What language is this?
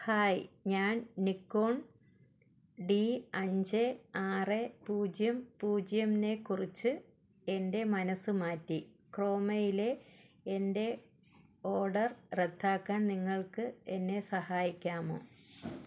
Malayalam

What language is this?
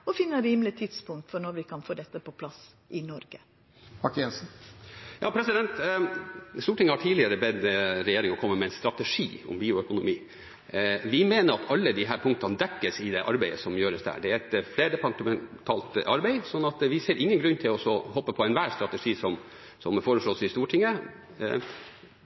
Norwegian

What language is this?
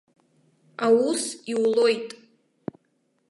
Abkhazian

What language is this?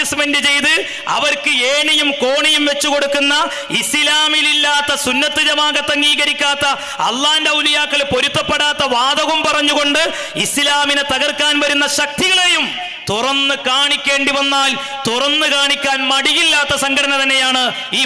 Malayalam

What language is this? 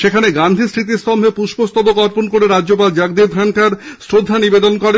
Bangla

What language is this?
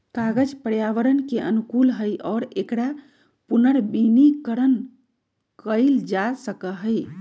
Magahi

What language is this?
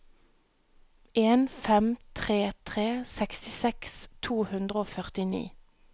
Norwegian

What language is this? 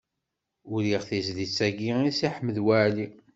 Kabyle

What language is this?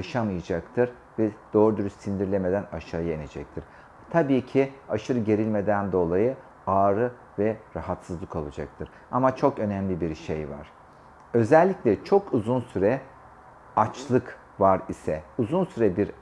Turkish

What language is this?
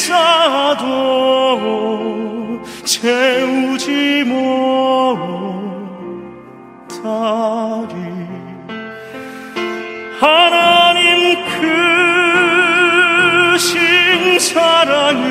Romanian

